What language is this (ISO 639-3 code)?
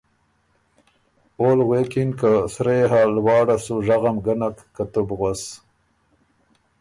oru